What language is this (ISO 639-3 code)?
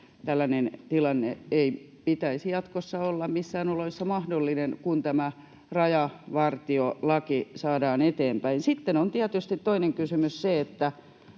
fin